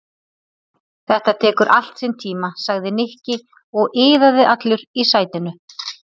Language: Icelandic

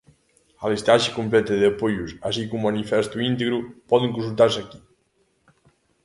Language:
Galician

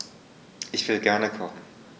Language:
German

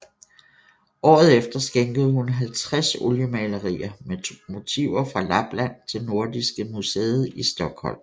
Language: Danish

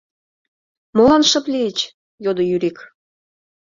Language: Mari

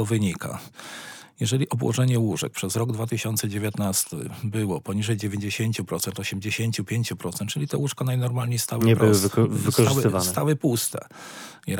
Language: Polish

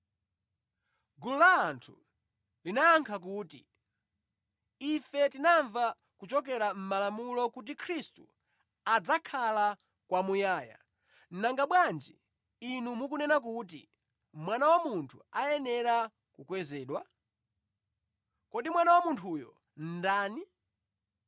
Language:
Nyanja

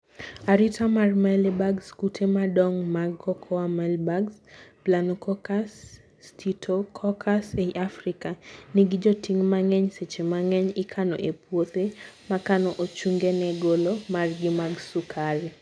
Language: Luo (Kenya and Tanzania)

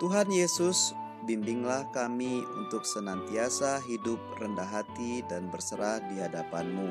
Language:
Indonesian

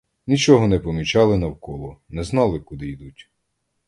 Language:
Ukrainian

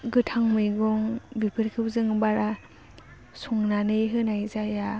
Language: Bodo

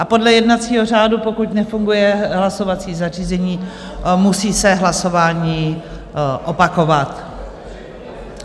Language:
Czech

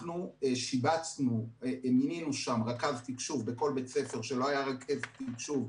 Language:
Hebrew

